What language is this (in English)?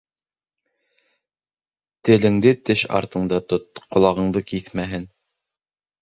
Bashkir